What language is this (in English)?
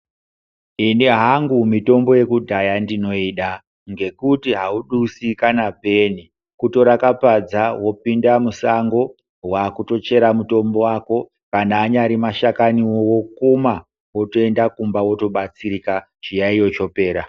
Ndau